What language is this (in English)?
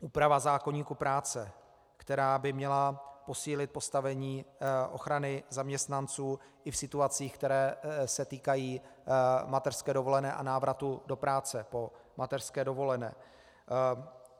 Czech